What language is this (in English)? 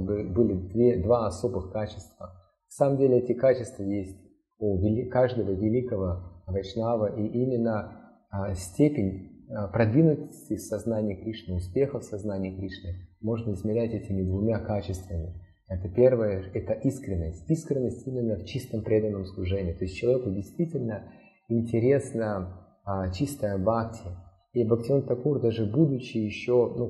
Russian